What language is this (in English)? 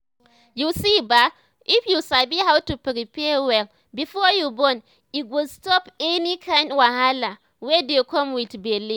Nigerian Pidgin